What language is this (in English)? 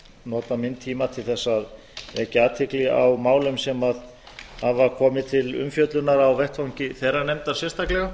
Icelandic